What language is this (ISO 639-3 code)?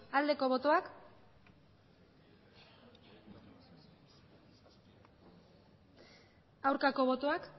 eus